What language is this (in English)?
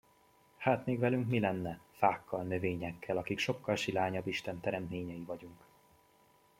Hungarian